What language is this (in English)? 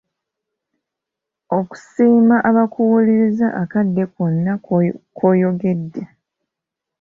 Ganda